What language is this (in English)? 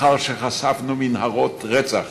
Hebrew